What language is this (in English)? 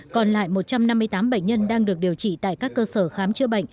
Vietnamese